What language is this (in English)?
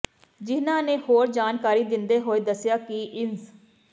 Punjabi